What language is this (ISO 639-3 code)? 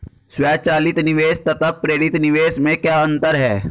hin